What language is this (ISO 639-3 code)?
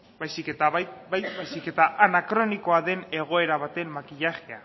eus